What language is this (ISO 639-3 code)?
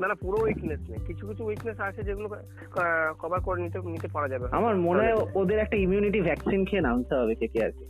ben